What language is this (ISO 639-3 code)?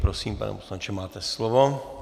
ces